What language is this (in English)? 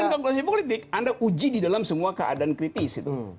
Indonesian